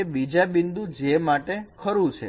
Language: Gujarati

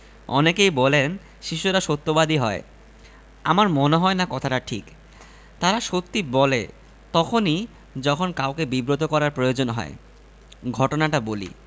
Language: Bangla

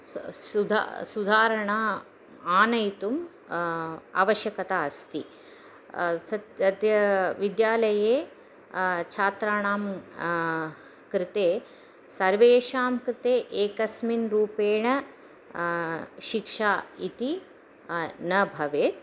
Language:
Sanskrit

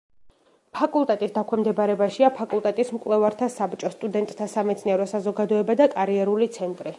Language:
Georgian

